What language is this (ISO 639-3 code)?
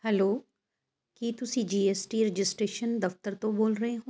pan